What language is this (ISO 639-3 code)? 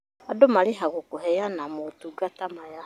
kik